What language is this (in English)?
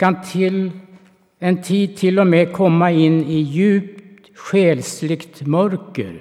Swedish